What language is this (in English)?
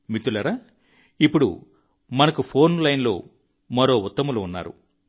Telugu